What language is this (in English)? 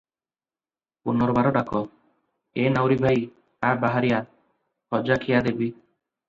Odia